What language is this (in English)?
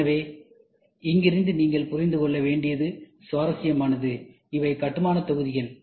Tamil